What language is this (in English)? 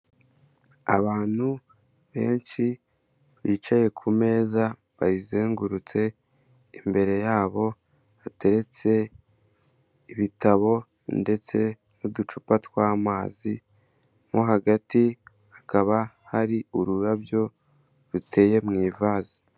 Kinyarwanda